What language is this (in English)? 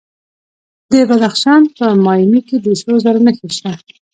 Pashto